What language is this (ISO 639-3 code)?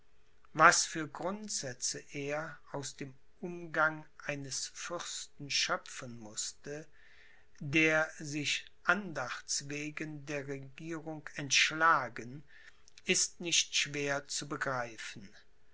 deu